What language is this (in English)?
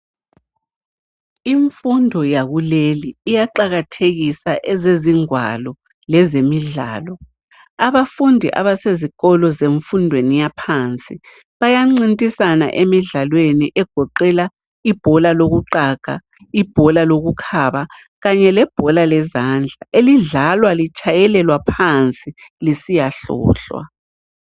North Ndebele